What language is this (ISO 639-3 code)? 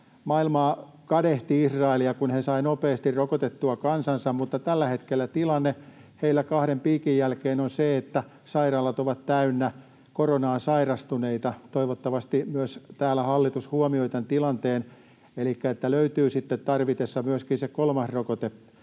fin